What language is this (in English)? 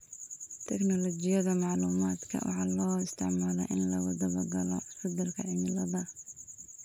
Somali